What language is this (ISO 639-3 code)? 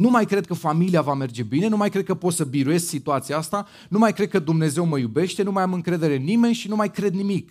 ron